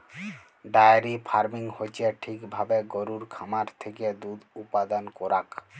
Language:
Bangla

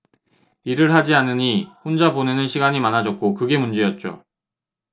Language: Korean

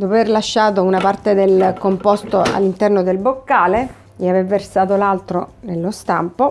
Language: Italian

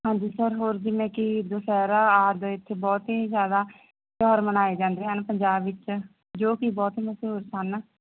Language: Punjabi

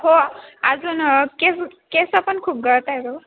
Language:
Marathi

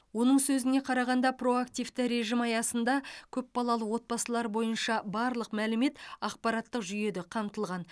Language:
Kazakh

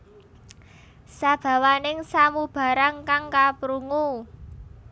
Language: Javanese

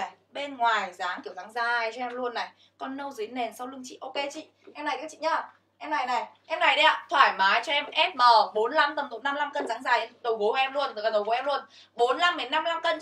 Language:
Vietnamese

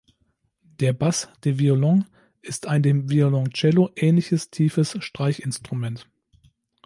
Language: German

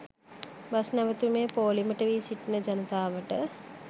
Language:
Sinhala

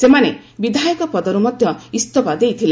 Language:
Odia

